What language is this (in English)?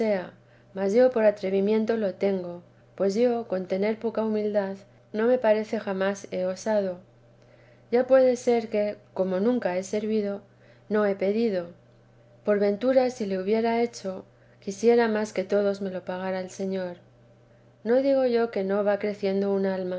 Spanish